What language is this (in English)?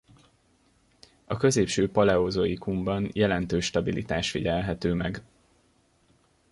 Hungarian